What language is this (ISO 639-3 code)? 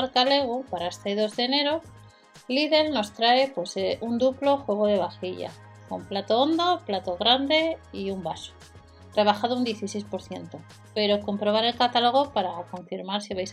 spa